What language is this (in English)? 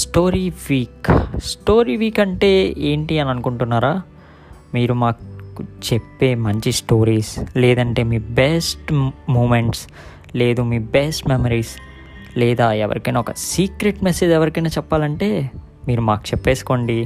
Telugu